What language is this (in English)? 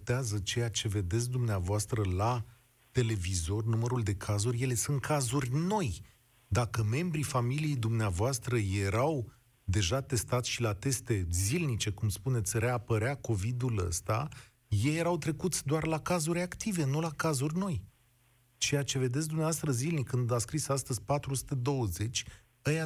Romanian